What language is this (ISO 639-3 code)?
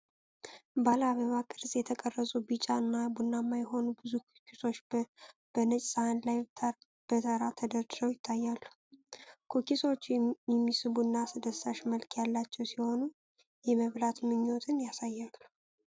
amh